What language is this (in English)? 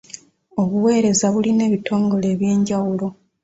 Ganda